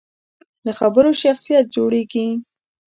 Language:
Pashto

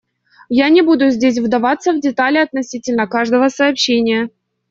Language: Russian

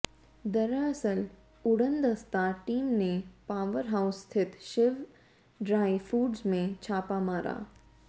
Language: Hindi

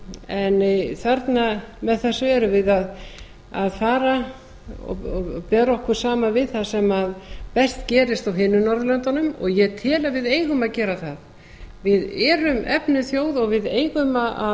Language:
Icelandic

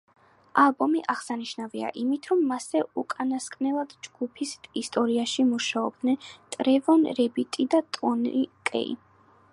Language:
Georgian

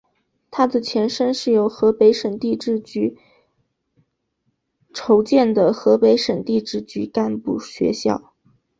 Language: Chinese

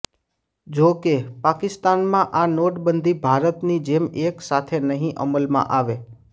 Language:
Gujarati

